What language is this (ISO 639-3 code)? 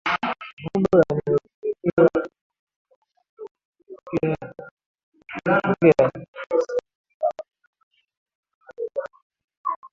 swa